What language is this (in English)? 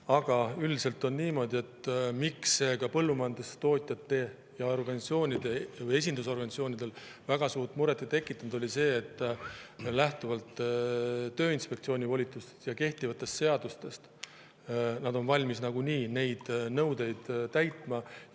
Estonian